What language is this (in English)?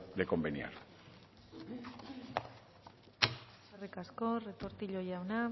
Basque